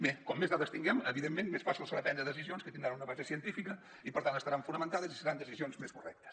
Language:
Catalan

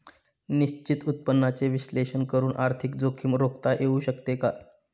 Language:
Marathi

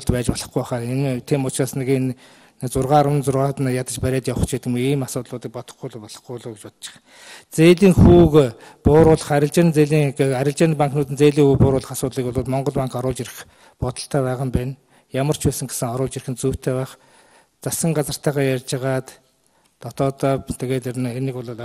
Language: Dutch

